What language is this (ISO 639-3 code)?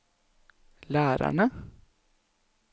nor